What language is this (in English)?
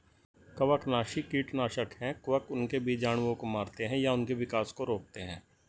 Hindi